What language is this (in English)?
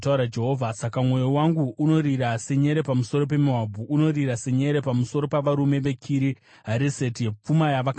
Shona